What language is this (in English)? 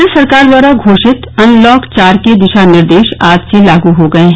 Hindi